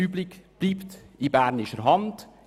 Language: Swiss German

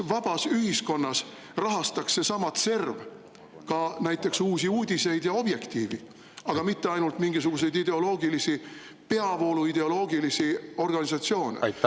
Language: Estonian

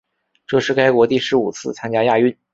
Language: Chinese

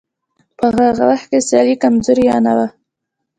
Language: Pashto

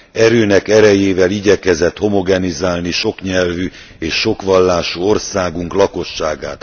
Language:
Hungarian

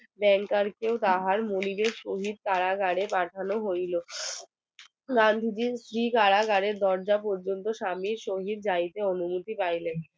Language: Bangla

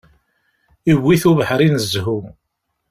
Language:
Kabyle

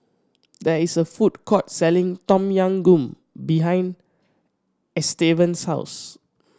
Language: English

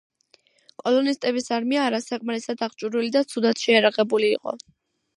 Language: Georgian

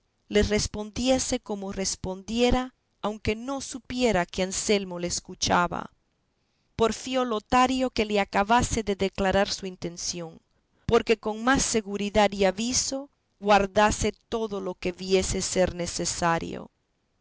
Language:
Spanish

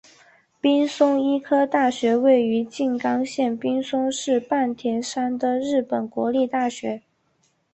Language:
Chinese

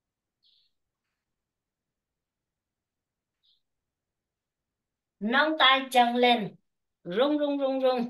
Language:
Vietnamese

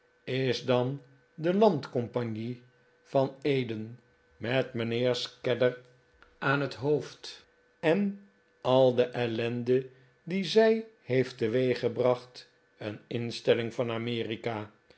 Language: Dutch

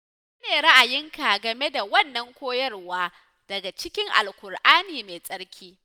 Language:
Hausa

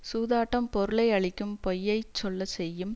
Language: Tamil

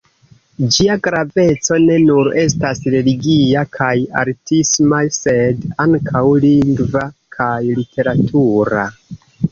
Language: Esperanto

